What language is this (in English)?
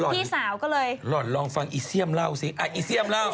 Thai